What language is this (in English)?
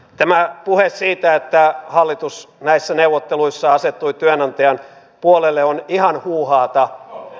Finnish